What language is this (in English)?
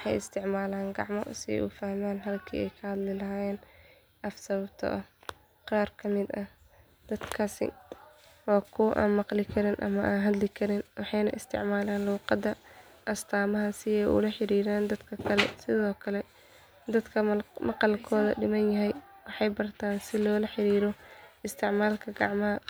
Somali